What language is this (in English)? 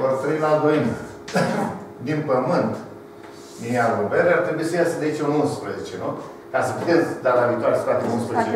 Romanian